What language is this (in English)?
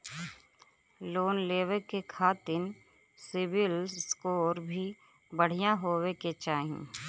Bhojpuri